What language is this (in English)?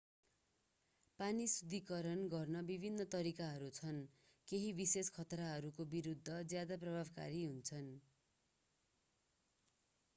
Nepali